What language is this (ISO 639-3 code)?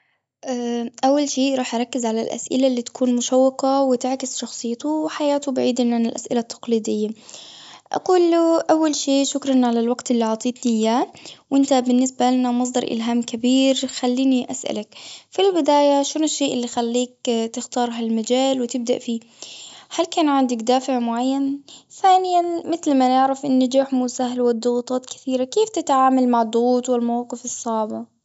afb